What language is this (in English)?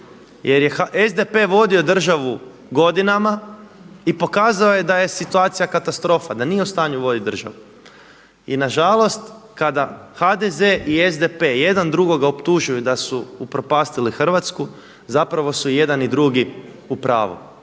Croatian